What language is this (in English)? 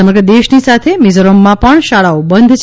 Gujarati